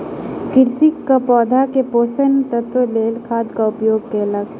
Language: Maithili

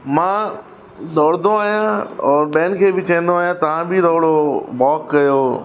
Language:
Sindhi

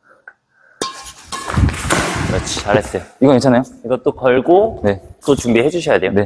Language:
Korean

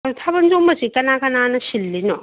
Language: Manipuri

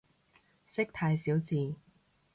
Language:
Cantonese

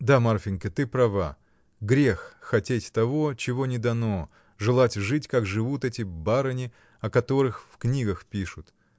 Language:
Russian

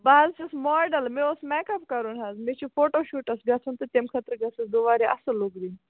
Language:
Kashmiri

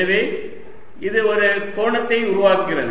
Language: Tamil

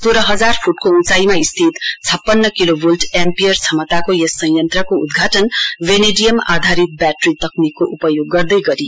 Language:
Nepali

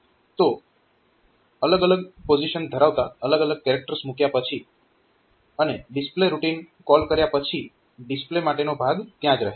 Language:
Gujarati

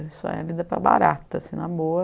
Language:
Portuguese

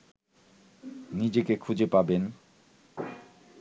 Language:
Bangla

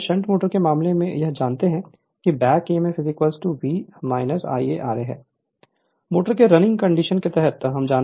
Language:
Hindi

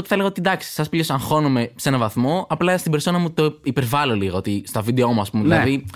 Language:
Greek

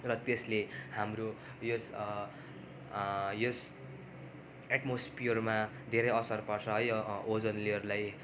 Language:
Nepali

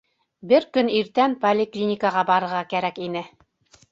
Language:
Bashkir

